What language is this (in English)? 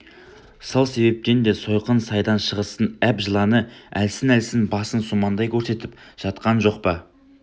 Kazakh